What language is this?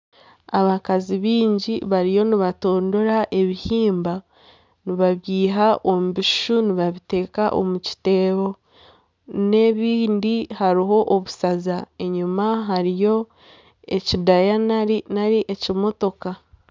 Nyankole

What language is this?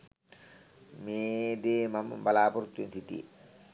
Sinhala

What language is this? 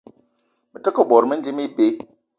Eton (Cameroon)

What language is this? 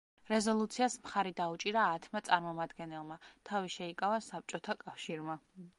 Georgian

